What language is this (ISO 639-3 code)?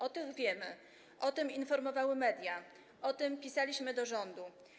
pol